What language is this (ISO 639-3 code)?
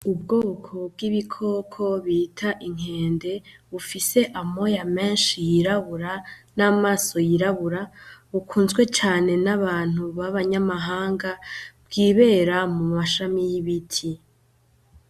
run